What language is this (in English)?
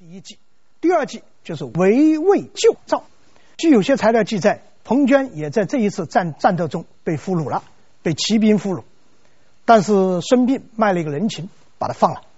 Chinese